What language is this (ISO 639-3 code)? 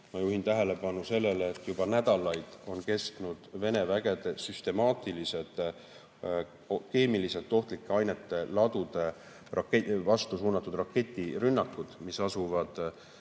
est